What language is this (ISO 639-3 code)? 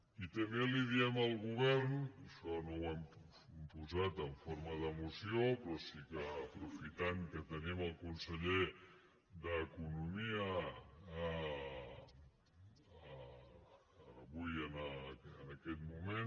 cat